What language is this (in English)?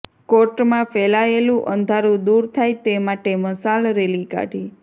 Gujarati